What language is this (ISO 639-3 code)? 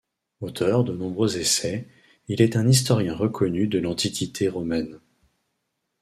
fra